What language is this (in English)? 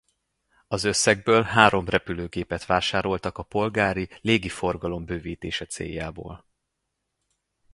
Hungarian